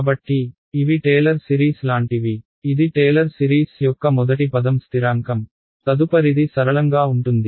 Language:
Telugu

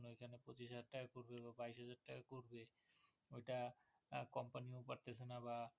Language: Bangla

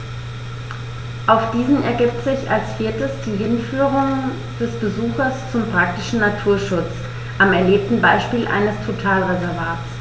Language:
German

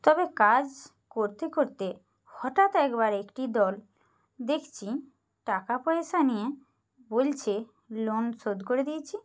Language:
Bangla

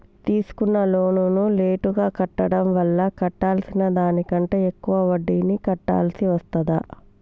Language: Telugu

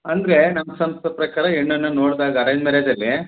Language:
Kannada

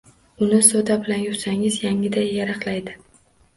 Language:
Uzbek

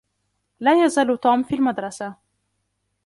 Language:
Arabic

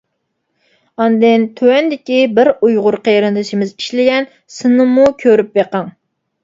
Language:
Uyghur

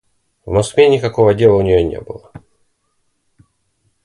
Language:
Russian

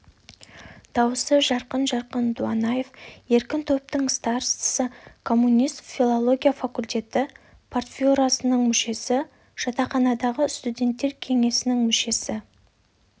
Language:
Kazakh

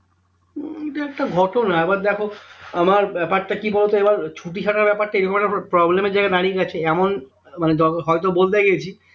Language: Bangla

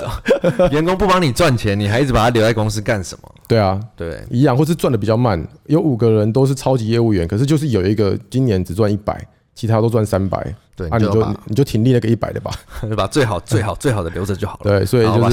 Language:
Chinese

